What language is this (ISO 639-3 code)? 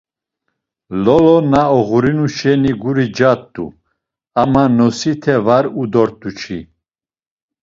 lzz